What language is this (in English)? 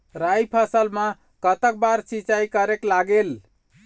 Chhattisgarhi